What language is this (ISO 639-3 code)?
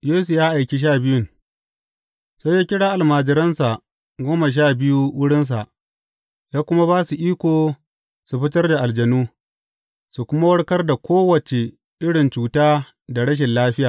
hau